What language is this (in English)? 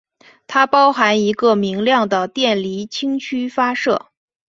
Chinese